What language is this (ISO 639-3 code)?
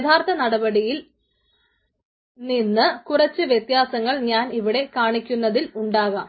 mal